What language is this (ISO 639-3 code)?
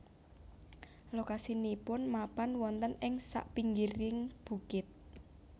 jav